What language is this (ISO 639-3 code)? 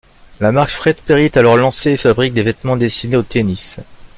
fra